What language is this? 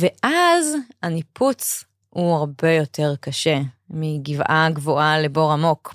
Hebrew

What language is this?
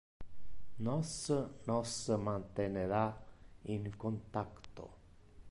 Interlingua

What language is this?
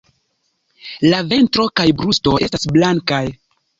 Esperanto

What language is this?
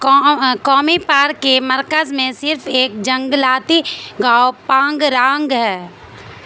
Urdu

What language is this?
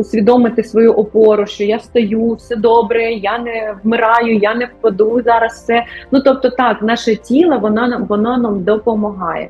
Ukrainian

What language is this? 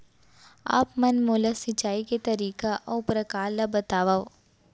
Chhattisgarhi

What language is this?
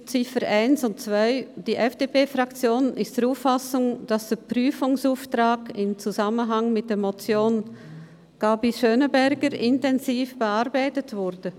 Swiss German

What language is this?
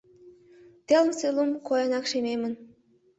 Mari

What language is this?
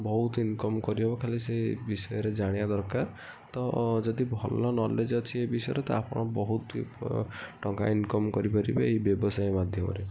Odia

